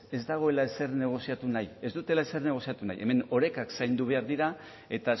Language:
Basque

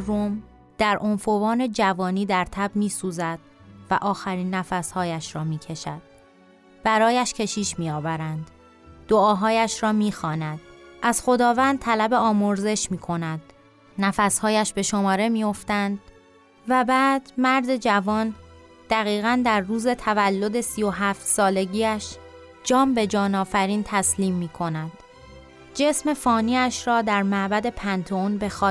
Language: Persian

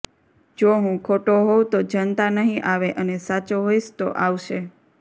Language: Gujarati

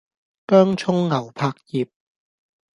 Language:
Cantonese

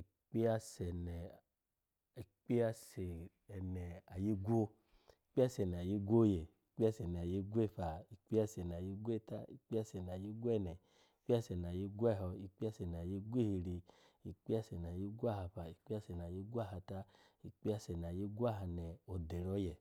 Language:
Alago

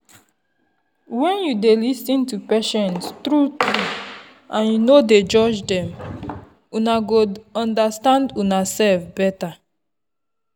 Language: Nigerian Pidgin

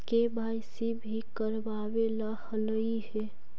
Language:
Magahi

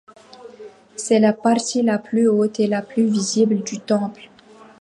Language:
French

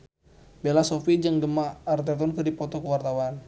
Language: Sundanese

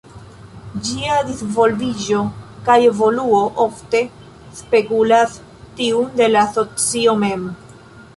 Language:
Esperanto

